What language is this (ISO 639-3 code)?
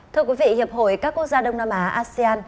vie